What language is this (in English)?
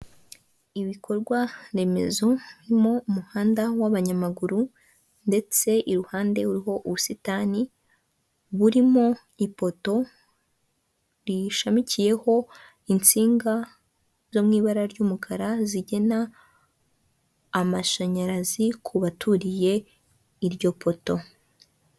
Kinyarwanda